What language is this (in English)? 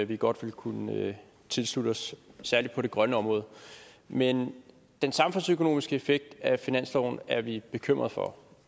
Danish